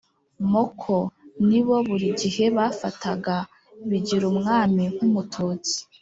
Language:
Kinyarwanda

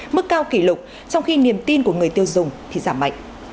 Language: Vietnamese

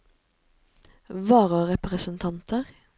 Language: Norwegian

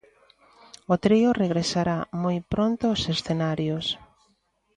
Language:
Galician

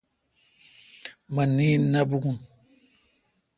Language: Kalkoti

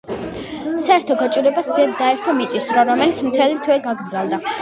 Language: Georgian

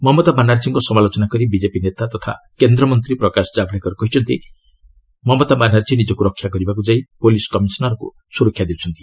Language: Odia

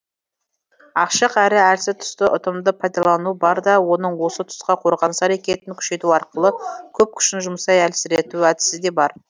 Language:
Kazakh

